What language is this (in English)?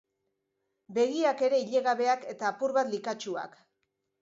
Basque